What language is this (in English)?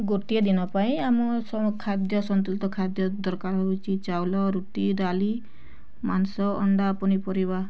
Odia